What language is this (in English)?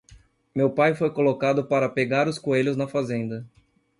Portuguese